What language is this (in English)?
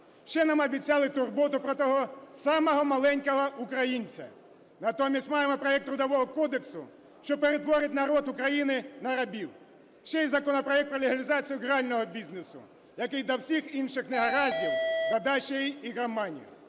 Ukrainian